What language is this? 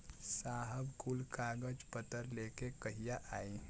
Bhojpuri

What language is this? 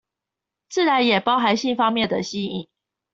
Chinese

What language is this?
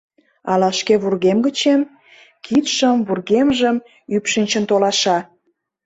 Mari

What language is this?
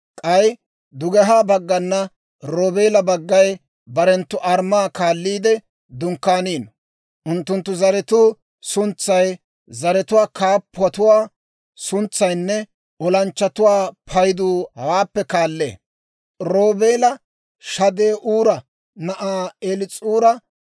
Dawro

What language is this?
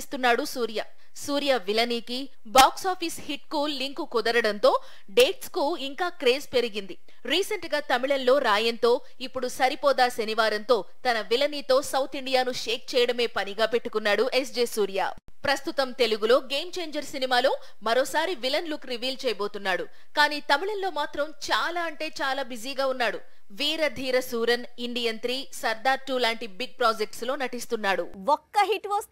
Telugu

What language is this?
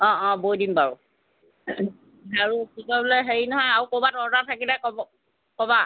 Assamese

